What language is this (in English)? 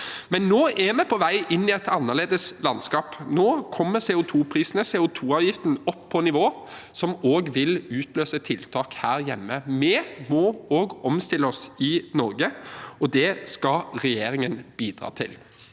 Norwegian